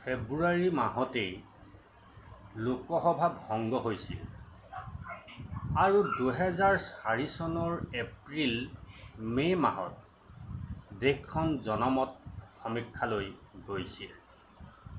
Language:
Assamese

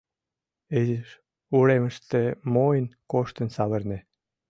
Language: Mari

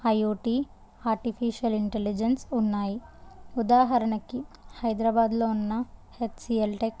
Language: Telugu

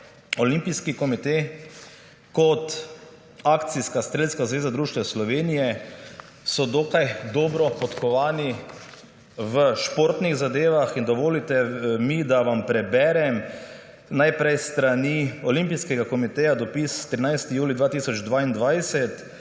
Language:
Slovenian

